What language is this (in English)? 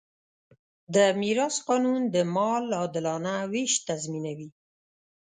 Pashto